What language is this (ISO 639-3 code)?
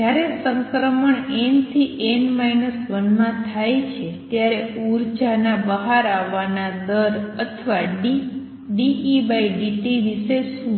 guj